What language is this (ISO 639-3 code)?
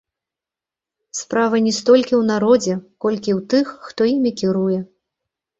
bel